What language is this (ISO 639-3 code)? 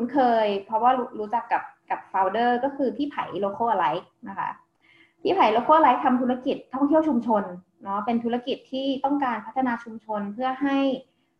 tha